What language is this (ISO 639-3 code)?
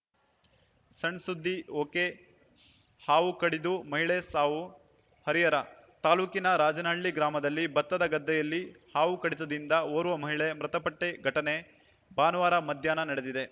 kan